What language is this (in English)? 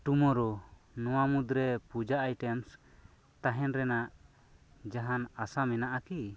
Santali